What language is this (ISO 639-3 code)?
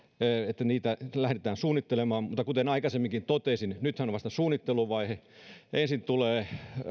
fin